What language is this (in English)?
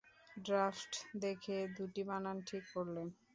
Bangla